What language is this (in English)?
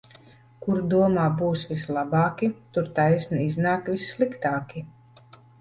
Latvian